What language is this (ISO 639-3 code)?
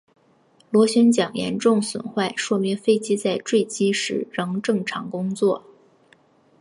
zho